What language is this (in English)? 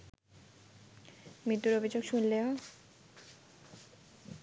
Bangla